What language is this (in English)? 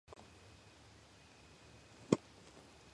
Georgian